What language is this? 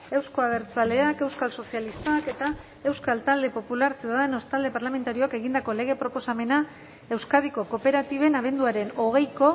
Basque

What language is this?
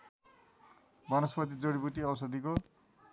Nepali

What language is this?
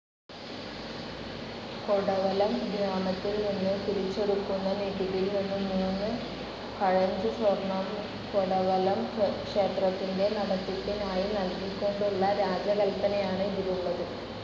Malayalam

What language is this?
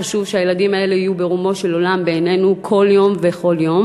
Hebrew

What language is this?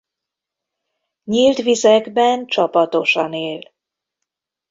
Hungarian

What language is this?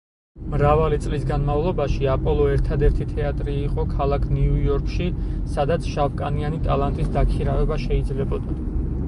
Georgian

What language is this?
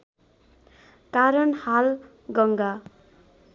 Nepali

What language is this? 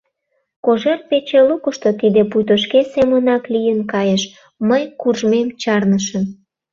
Mari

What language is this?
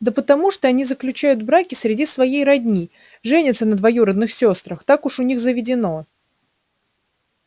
Russian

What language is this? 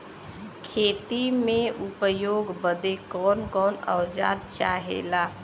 Bhojpuri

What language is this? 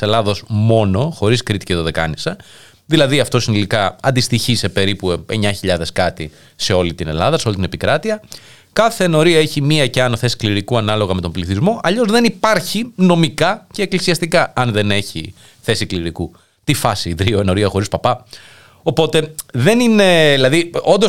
Greek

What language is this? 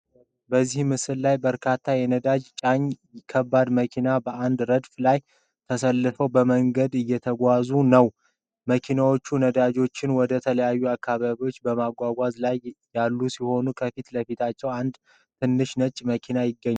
Amharic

